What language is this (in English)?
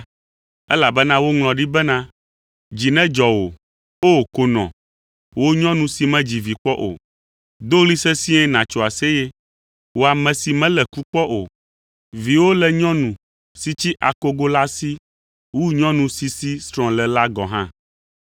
Ewe